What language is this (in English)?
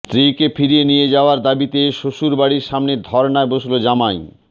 Bangla